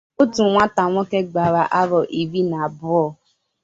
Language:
Igbo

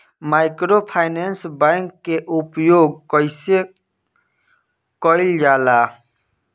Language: Bhojpuri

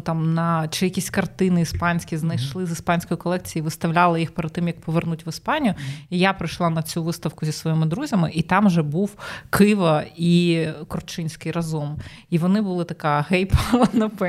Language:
Ukrainian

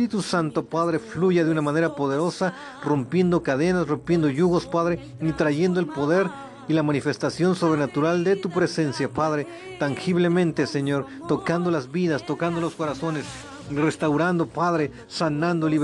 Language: Spanish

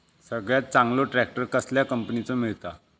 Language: Marathi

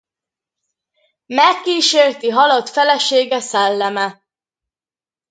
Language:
Hungarian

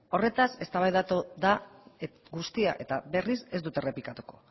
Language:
Basque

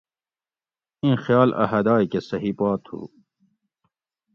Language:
Gawri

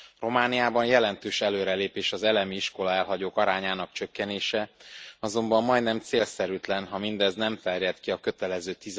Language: Hungarian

